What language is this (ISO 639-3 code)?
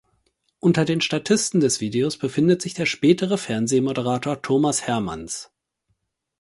deu